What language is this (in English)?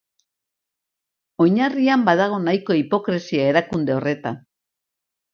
Basque